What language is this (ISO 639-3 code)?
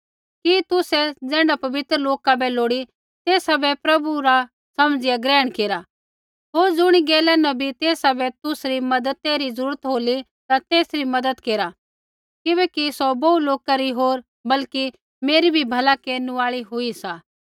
kfx